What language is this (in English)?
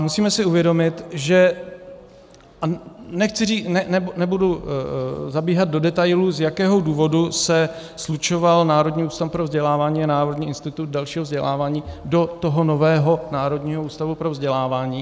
Czech